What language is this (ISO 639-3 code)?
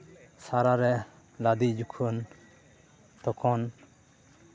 sat